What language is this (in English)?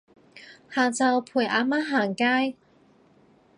Cantonese